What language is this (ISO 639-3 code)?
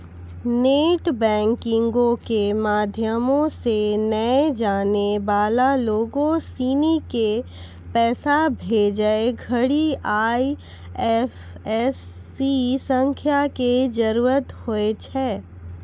mai